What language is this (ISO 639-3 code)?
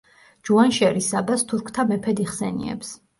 kat